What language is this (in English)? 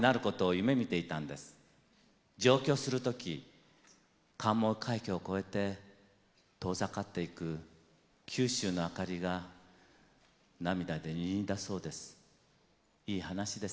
Japanese